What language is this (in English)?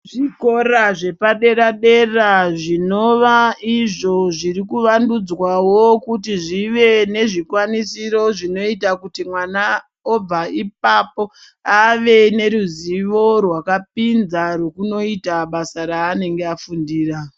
Ndau